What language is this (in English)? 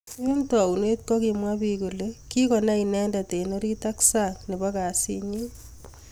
Kalenjin